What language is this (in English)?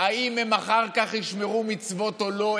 Hebrew